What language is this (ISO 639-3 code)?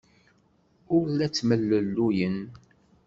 kab